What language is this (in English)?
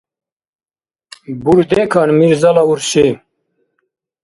Dargwa